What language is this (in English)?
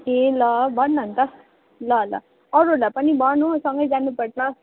Nepali